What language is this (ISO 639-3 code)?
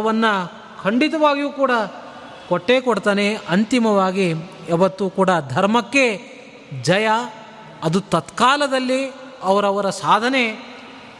kan